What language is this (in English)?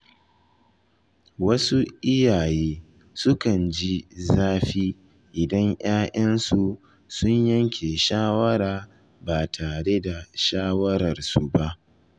Hausa